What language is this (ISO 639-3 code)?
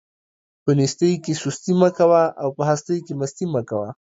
pus